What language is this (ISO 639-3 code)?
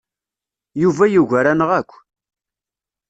kab